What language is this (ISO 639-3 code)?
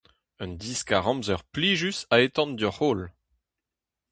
bre